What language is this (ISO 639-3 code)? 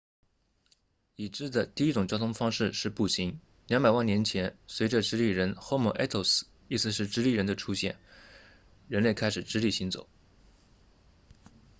zho